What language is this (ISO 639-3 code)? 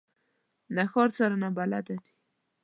pus